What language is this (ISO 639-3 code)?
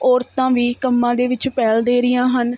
pan